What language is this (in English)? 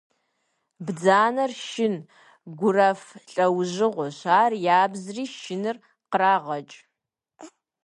Kabardian